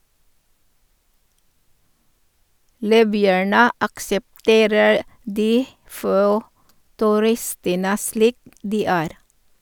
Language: Norwegian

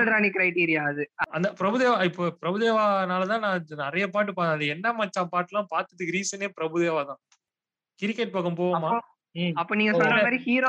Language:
Tamil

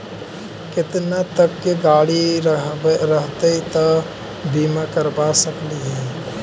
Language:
Magahi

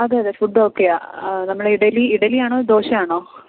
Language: Malayalam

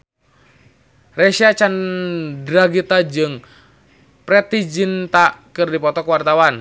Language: Sundanese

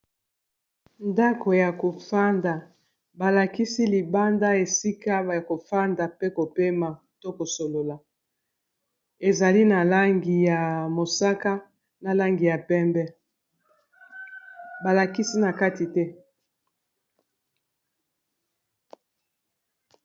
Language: Lingala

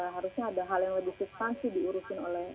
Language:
Indonesian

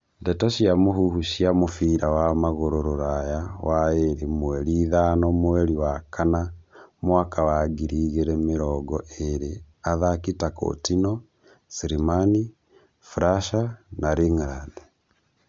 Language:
Kikuyu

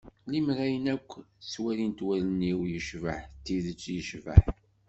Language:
Kabyle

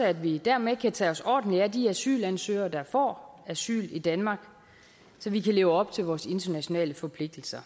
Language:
Danish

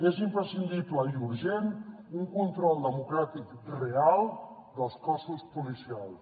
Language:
Catalan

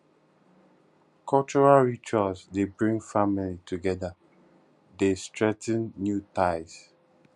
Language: Nigerian Pidgin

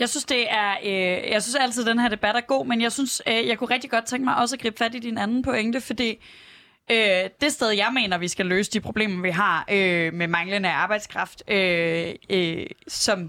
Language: Danish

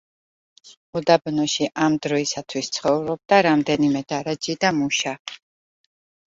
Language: Georgian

